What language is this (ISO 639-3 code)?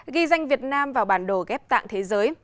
vie